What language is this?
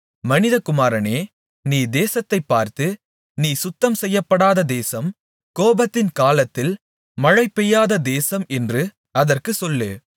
Tamil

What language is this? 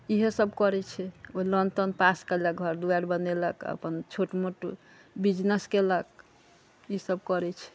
Maithili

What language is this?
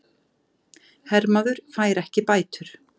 Icelandic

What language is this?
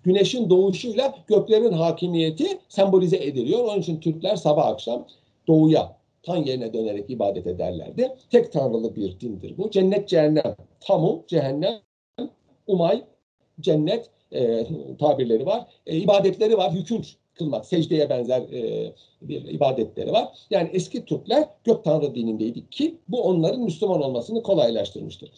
Turkish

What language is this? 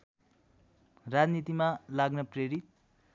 Nepali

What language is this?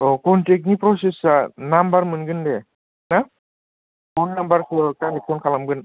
Bodo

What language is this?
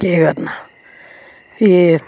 Dogri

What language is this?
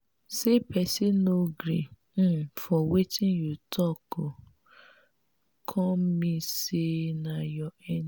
Nigerian Pidgin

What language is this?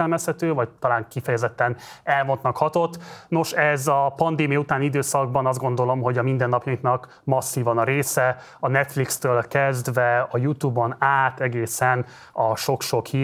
Hungarian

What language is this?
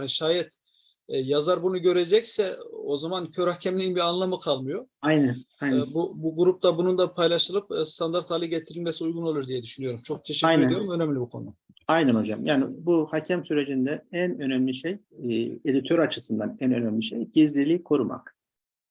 Turkish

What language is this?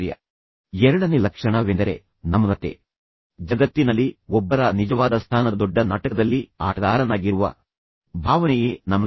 Kannada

